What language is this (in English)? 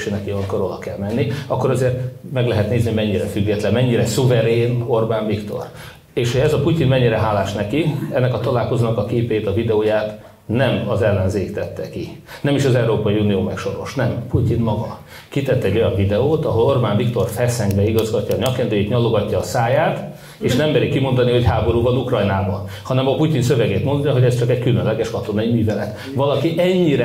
Hungarian